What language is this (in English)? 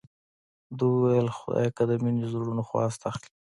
Pashto